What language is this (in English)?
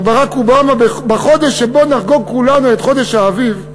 Hebrew